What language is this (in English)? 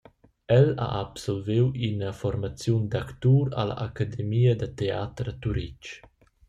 Romansh